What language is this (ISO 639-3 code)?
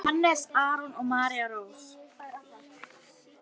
isl